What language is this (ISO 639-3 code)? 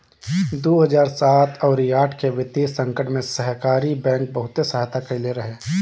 bho